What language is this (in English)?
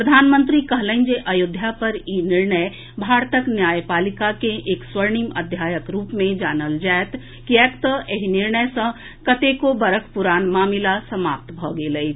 Maithili